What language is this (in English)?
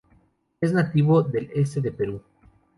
Spanish